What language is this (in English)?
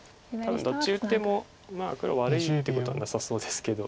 Japanese